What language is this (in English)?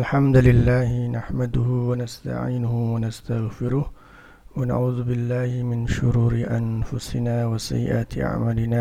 Indonesian